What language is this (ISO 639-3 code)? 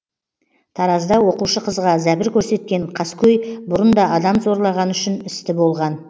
kaz